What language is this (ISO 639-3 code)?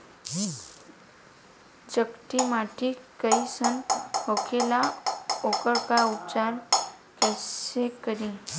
bho